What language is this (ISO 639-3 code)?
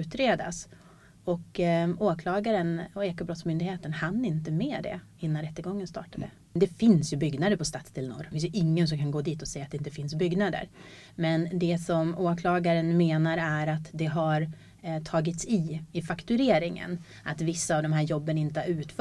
swe